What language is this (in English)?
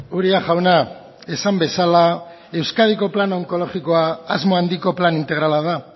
Basque